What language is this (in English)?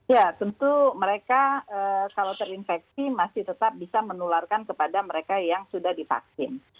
Indonesian